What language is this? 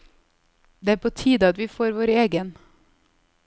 Norwegian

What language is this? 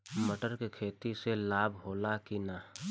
Bhojpuri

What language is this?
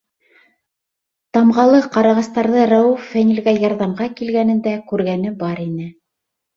Bashkir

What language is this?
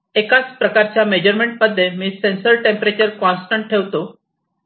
Marathi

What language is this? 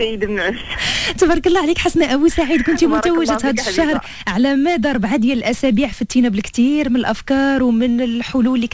Arabic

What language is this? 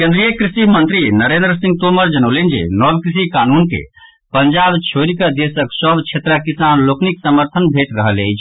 Maithili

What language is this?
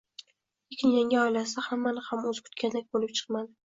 Uzbek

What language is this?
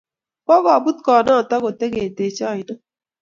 Kalenjin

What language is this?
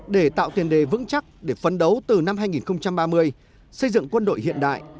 Vietnamese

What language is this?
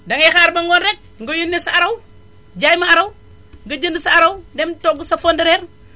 Wolof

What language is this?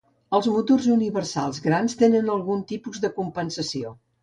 Catalan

